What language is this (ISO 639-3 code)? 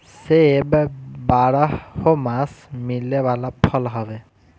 bho